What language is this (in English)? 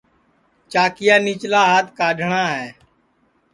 Sansi